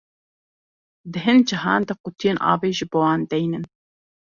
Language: Kurdish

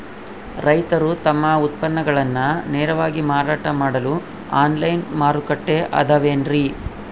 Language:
Kannada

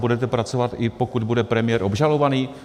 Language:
Czech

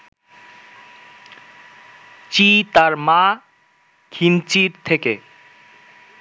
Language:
Bangla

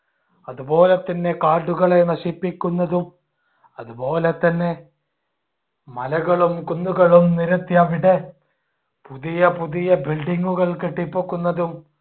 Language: Malayalam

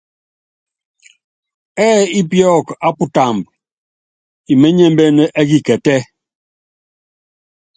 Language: Yangben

